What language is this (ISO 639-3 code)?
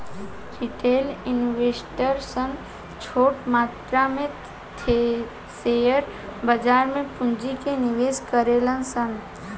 bho